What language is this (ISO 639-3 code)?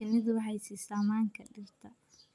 som